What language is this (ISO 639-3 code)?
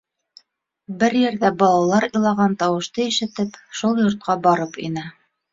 bak